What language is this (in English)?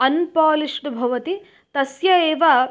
Sanskrit